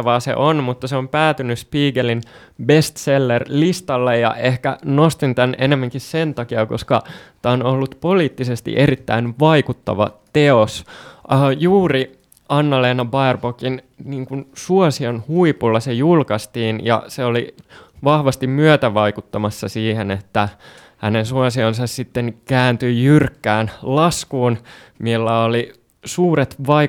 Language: Finnish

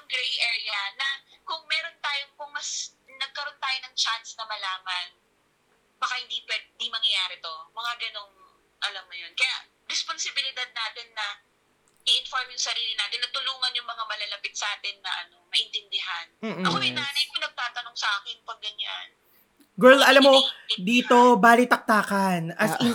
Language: Filipino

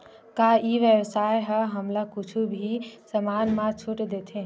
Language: Chhattisgarhi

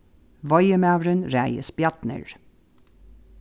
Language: Faroese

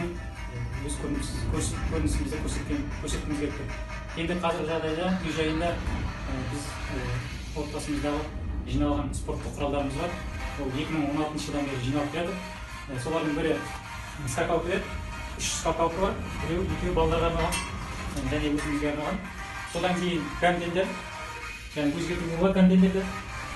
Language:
Polish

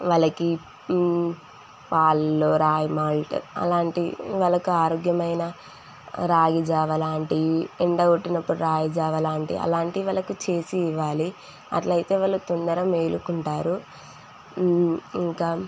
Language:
Telugu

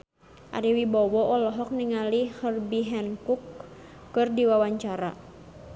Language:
Sundanese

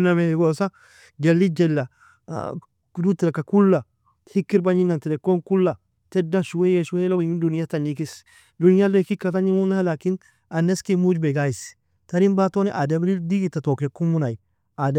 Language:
Nobiin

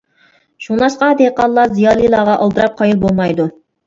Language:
Uyghur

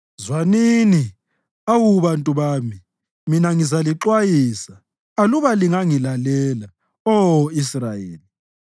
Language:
North Ndebele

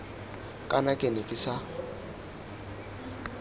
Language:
Tswana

